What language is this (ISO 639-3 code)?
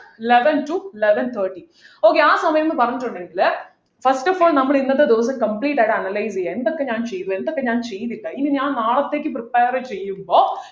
mal